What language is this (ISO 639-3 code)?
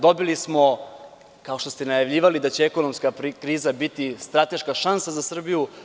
srp